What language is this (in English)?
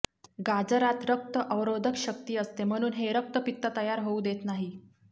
Marathi